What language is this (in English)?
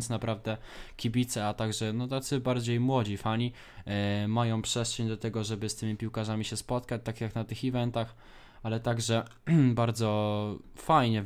Polish